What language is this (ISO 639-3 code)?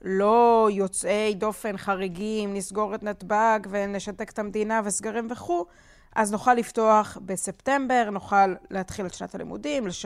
heb